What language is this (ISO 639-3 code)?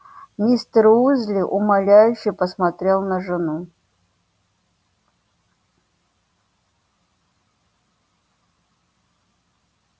rus